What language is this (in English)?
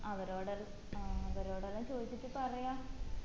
Malayalam